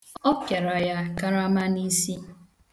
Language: Igbo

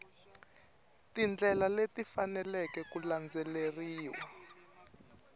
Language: Tsonga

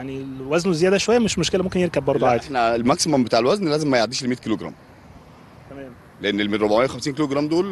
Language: Arabic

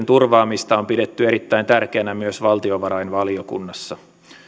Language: Finnish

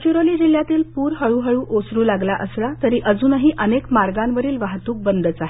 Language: Marathi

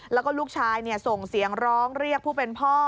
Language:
Thai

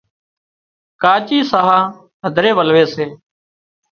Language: Wadiyara Koli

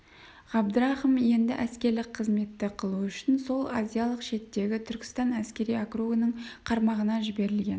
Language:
Kazakh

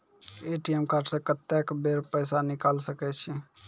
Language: Maithili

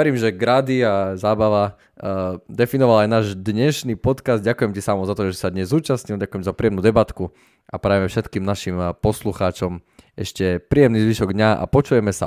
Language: Slovak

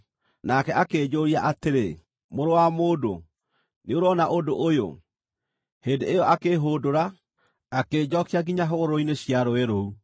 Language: Kikuyu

